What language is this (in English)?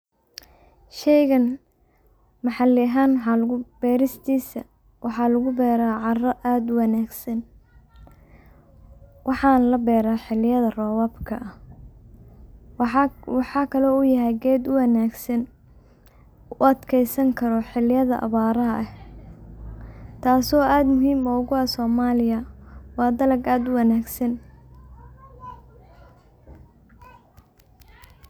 Somali